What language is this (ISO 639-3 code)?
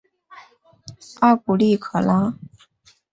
zho